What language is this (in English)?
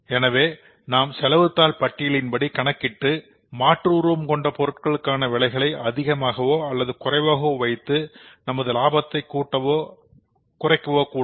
Tamil